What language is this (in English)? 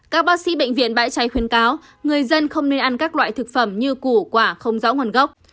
Vietnamese